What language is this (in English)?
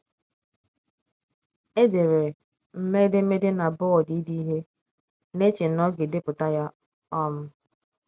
Igbo